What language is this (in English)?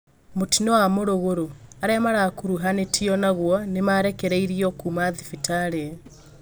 Kikuyu